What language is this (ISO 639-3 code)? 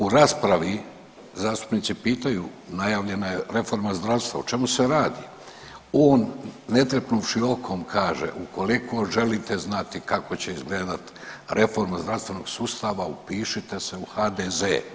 hrv